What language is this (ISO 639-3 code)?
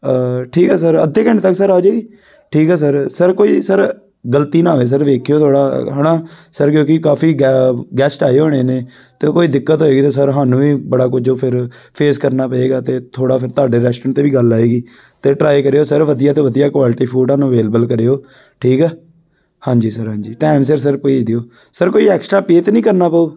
pan